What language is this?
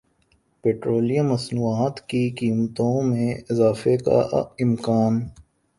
Urdu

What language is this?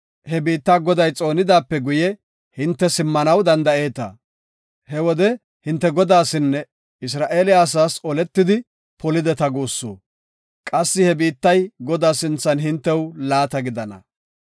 Gofa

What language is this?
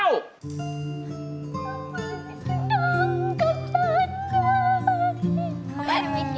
Thai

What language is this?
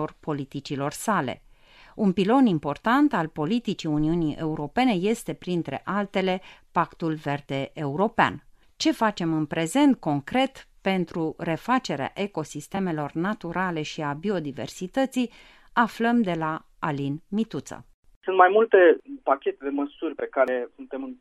Romanian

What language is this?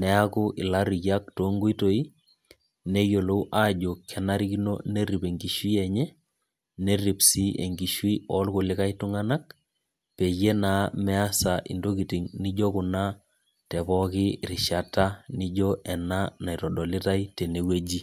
Masai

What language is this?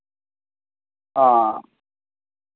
Dogri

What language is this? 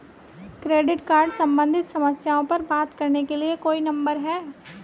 Hindi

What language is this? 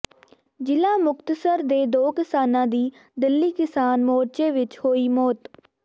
Punjabi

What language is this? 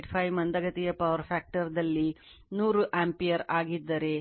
Kannada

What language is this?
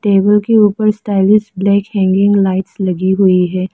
Hindi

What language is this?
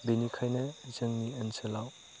Bodo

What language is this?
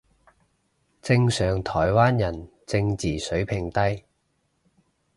Cantonese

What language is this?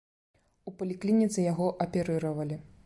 Belarusian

